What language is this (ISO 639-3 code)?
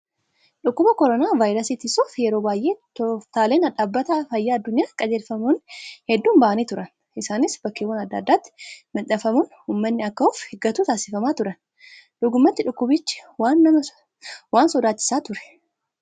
orm